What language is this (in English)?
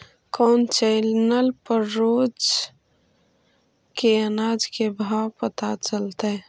Magahi